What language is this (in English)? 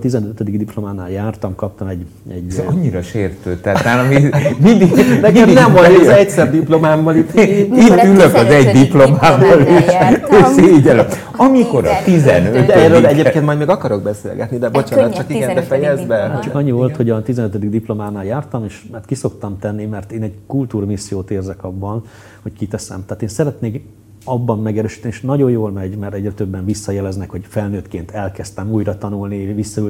Hungarian